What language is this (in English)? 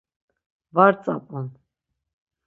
Laz